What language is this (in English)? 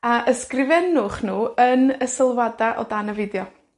Welsh